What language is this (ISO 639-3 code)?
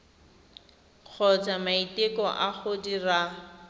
tsn